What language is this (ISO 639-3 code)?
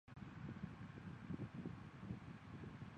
zho